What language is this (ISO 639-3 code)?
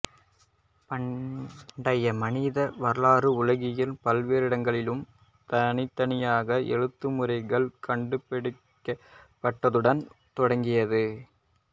tam